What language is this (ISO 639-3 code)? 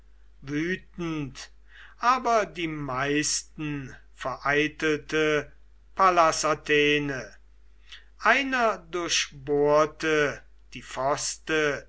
deu